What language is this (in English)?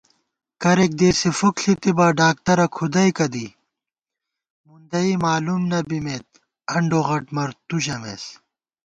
Gawar-Bati